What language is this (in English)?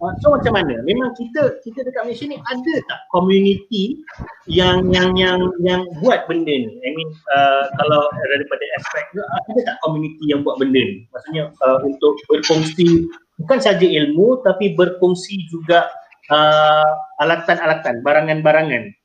Malay